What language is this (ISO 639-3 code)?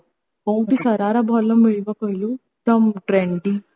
ori